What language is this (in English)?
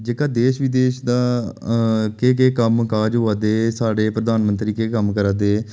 Dogri